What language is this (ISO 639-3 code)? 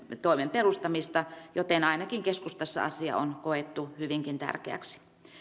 fin